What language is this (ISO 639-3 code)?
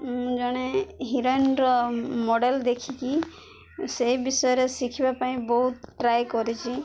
ori